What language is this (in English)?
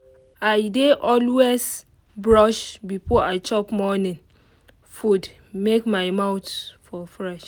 Nigerian Pidgin